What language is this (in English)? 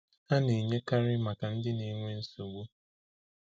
Igbo